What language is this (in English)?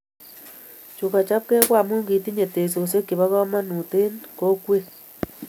Kalenjin